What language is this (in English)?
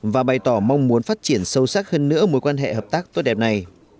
Vietnamese